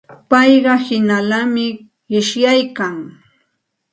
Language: Santa Ana de Tusi Pasco Quechua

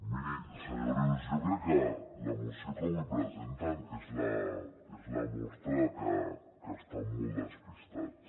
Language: Catalan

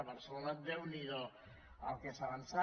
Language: Catalan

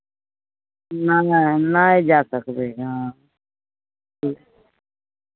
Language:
Maithili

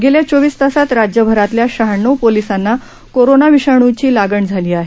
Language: Marathi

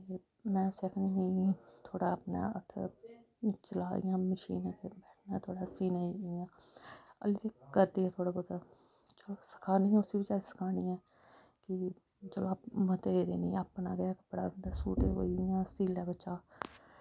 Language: Dogri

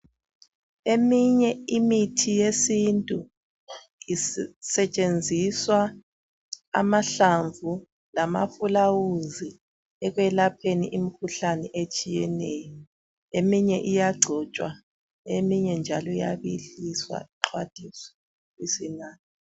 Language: North Ndebele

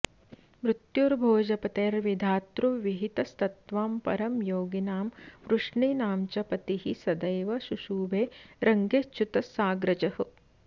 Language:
Sanskrit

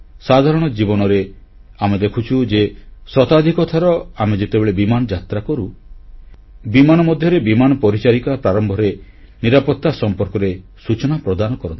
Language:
Odia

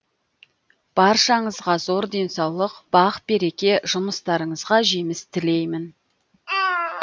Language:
Kazakh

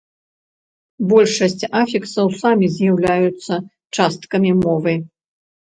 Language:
Belarusian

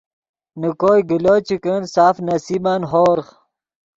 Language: Yidgha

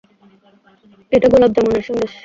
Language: Bangla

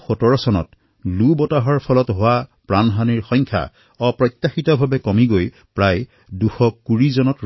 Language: Assamese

